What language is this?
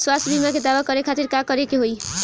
Bhojpuri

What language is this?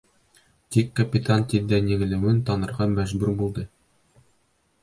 Bashkir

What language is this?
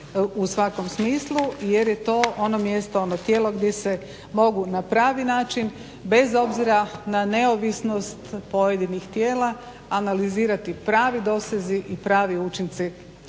Croatian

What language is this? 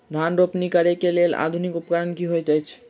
Maithili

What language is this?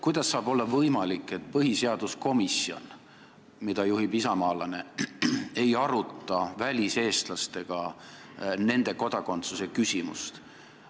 Estonian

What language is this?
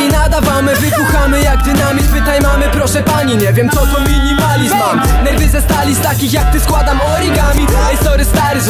Polish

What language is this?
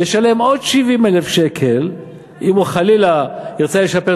Hebrew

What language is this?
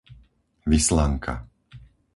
Slovak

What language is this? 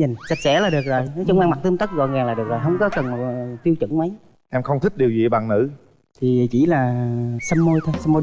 Vietnamese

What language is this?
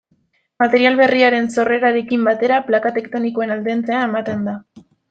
Basque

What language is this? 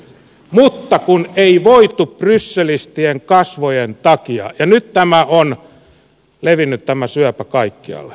Finnish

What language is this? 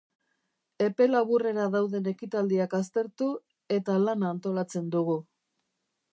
Basque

